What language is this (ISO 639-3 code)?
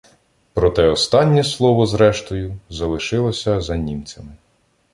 ukr